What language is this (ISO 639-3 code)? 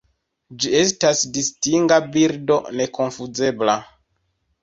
epo